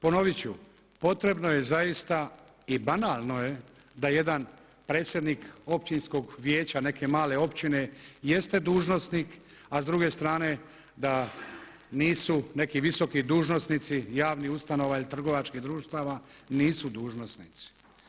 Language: Croatian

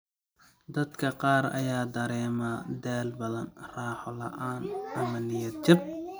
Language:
Somali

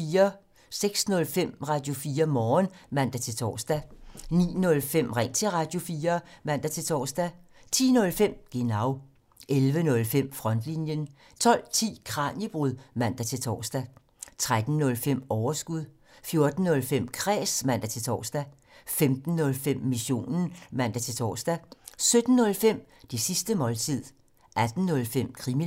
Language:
Danish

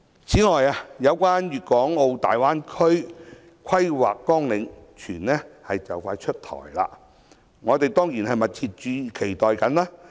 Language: Cantonese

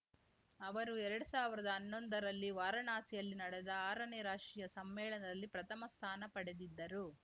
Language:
Kannada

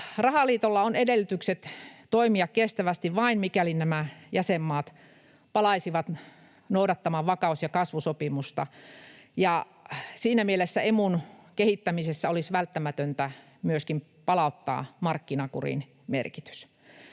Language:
Finnish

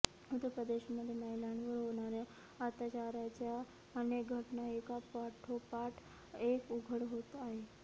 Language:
Marathi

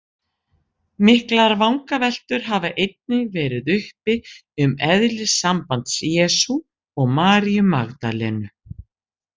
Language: Icelandic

